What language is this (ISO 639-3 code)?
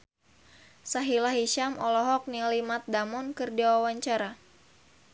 sun